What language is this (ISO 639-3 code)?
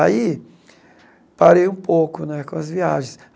por